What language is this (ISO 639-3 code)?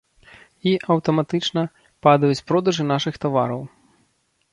bel